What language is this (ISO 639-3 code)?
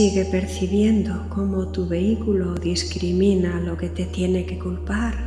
spa